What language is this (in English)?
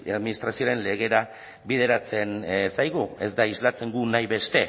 Basque